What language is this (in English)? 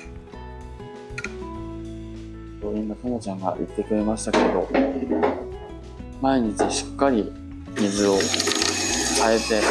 Japanese